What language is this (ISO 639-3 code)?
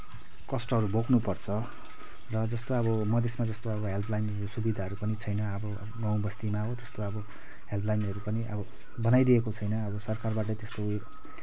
nep